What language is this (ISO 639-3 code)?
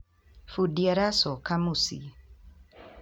kik